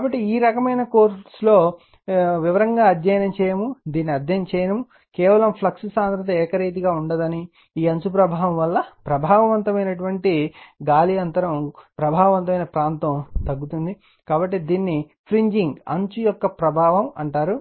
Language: Telugu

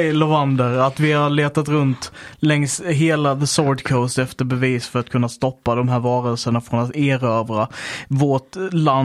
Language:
Swedish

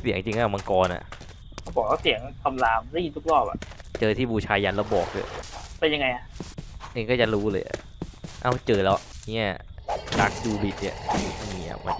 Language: Thai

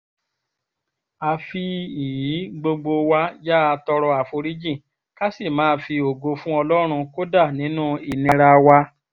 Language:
Yoruba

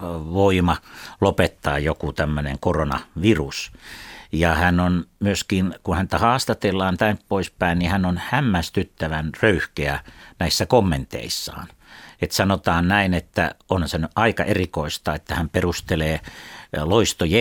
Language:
Finnish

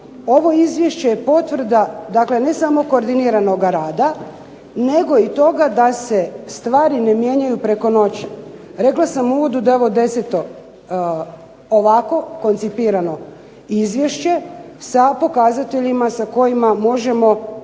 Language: Croatian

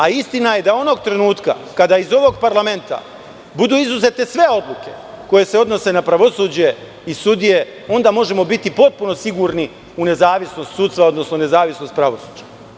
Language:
Serbian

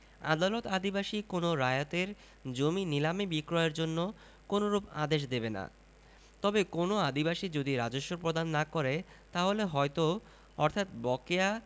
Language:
Bangla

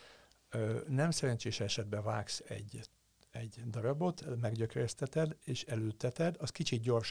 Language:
Hungarian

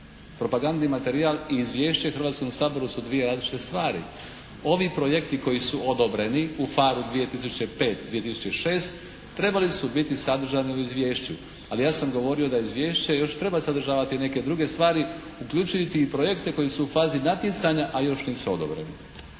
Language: Croatian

